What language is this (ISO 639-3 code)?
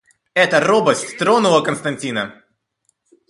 rus